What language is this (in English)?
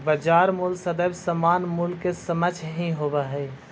Magahi